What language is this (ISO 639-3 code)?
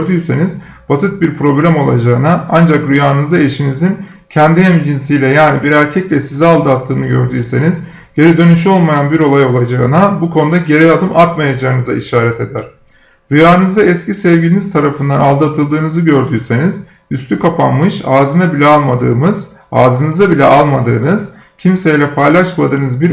tur